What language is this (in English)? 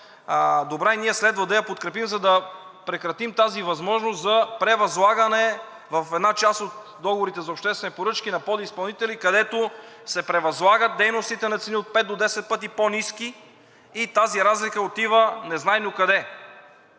Bulgarian